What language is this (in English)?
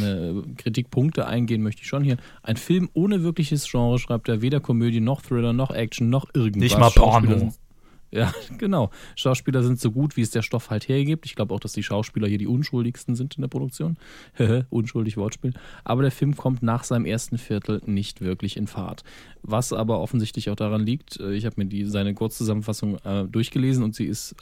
German